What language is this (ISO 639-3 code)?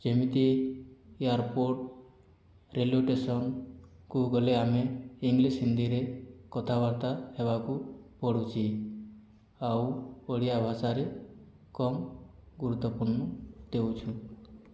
ori